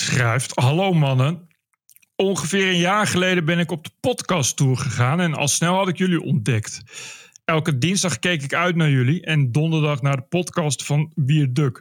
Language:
Dutch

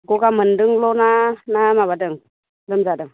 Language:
Bodo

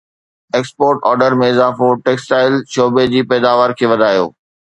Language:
Sindhi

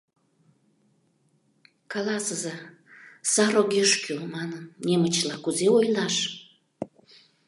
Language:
Mari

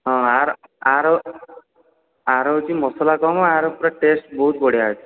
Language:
Odia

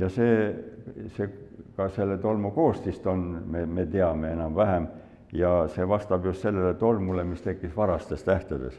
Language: Finnish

